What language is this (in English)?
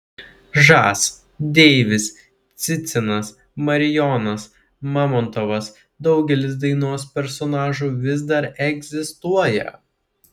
Lithuanian